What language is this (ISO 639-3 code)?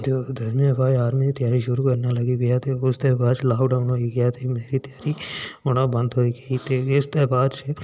doi